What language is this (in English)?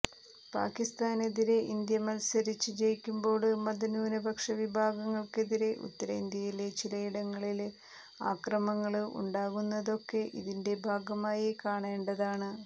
Malayalam